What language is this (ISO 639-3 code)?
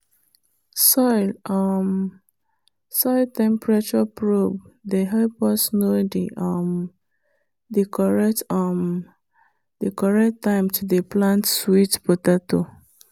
pcm